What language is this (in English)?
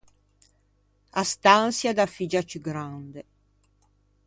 Ligurian